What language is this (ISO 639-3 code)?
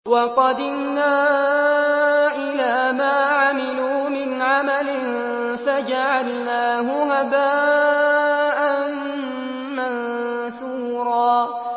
ara